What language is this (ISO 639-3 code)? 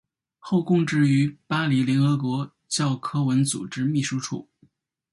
zho